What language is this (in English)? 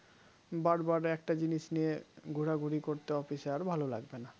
Bangla